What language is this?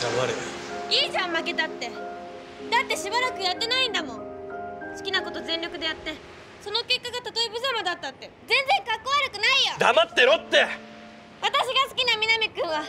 Japanese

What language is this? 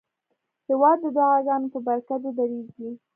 Pashto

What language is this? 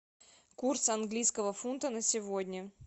Russian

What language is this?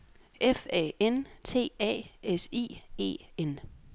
Danish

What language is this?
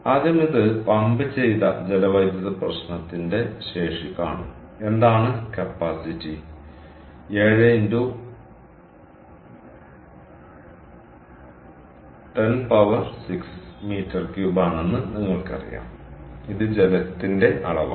Malayalam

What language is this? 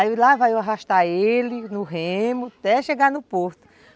Portuguese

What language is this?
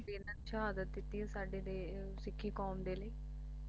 Punjabi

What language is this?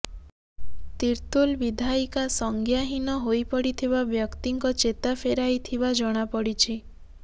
Odia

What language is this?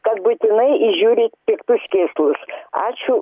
Lithuanian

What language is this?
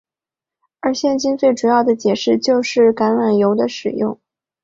Chinese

